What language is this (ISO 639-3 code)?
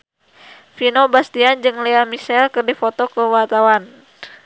sun